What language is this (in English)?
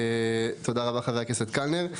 Hebrew